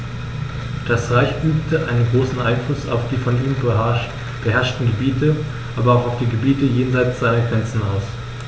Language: German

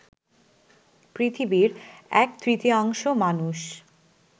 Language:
Bangla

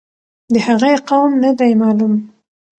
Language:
Pashto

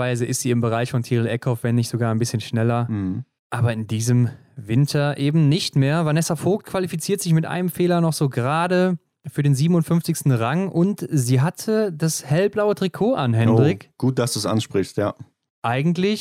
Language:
German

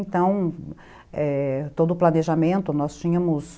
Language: Portuguese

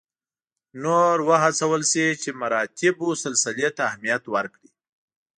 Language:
Pashto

